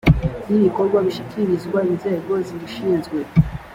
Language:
Kinyarwanda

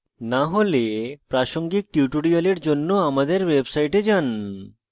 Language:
Bangla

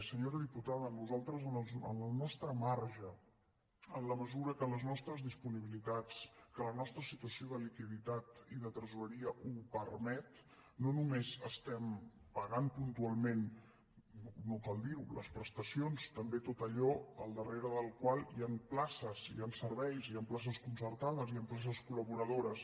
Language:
Catalan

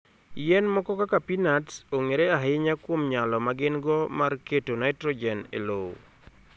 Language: Luo (Kenya and Tanzania)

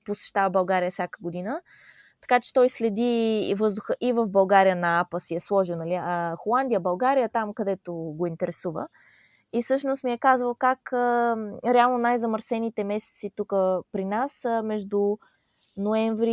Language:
Bulgarian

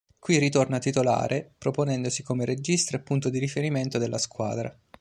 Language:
Italian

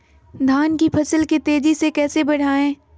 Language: Magahi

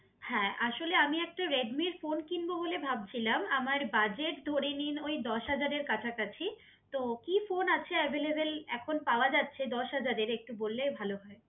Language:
Bangla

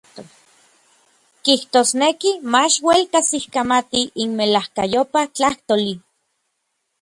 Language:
Orizaba Nahuatl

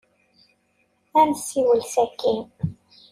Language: Kabyle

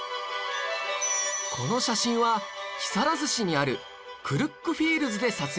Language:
Japanese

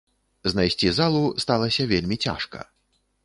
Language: Belarusian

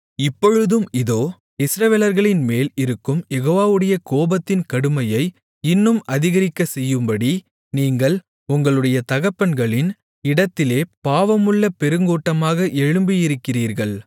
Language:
Tamil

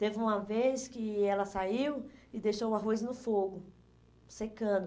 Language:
Portuguese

